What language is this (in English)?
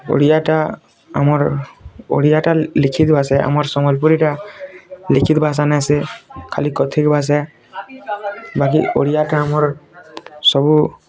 Odia